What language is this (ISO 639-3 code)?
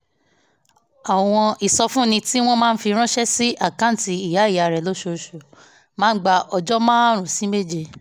yor